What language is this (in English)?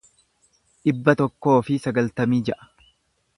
Oromo